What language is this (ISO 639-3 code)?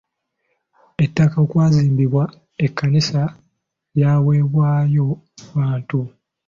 lug